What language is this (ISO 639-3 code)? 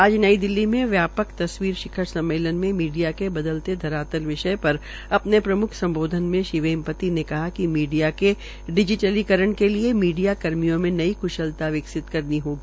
hin